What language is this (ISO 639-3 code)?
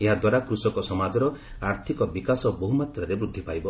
ori